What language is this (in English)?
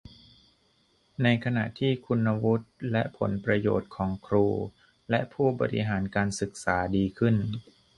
Thai